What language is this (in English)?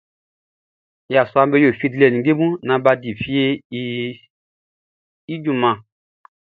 Baoulé